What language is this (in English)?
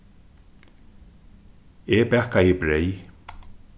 Faroese